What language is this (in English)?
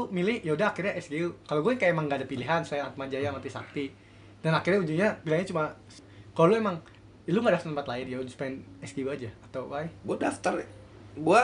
Indonesian